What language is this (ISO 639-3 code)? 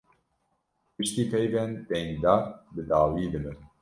kur